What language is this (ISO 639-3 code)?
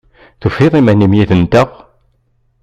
kab